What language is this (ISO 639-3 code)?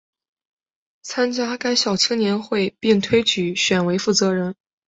zho